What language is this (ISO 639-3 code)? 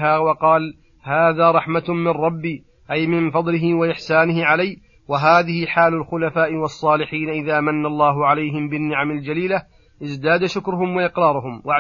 ara